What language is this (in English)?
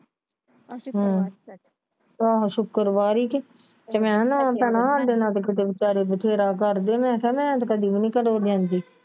Punjabi